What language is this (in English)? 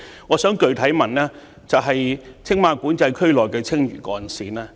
Cantonese